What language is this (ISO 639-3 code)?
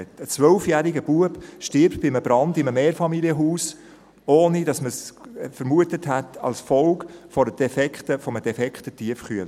gsw